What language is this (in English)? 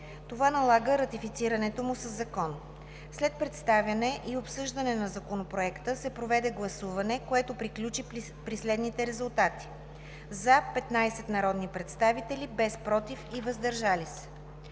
Bulgarian